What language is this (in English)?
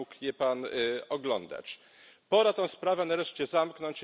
Polish